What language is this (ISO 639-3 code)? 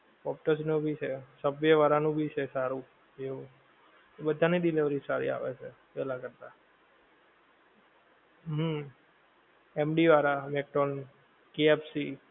guj